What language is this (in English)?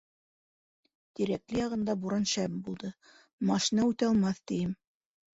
Bashkir